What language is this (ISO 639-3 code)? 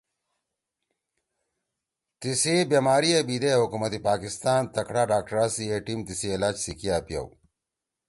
trw